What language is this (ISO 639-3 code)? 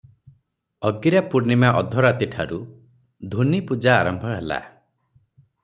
ori